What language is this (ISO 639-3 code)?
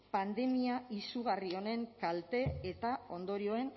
eus